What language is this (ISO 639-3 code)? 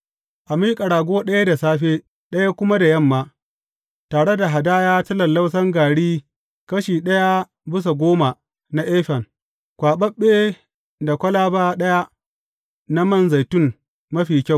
hau